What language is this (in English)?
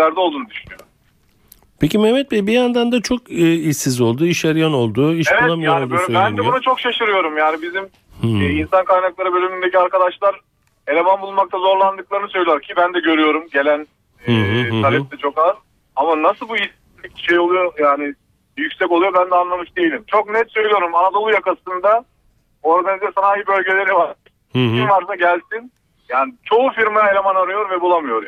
Turkish